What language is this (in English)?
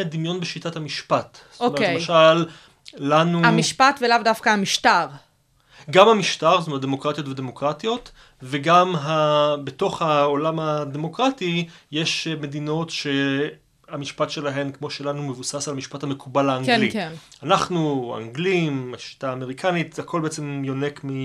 Hebrew